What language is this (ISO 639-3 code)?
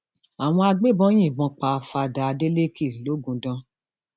yor